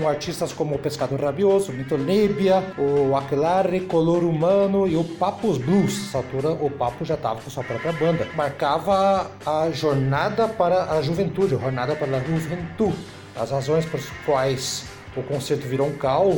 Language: Portuguese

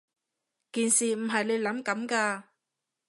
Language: Cantonese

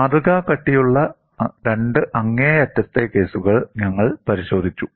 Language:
Malayalam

